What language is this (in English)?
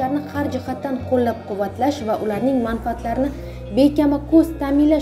Turkish